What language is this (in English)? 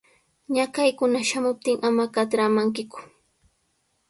Sihuas Ancash Quechua